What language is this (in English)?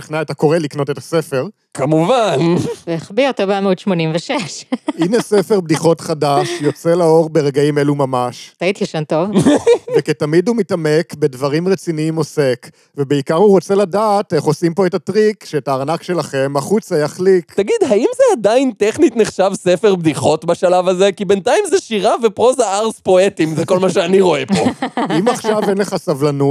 Hebrew